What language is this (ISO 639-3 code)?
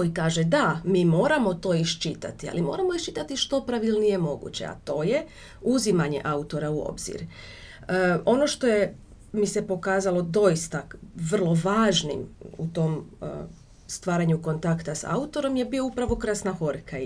hrv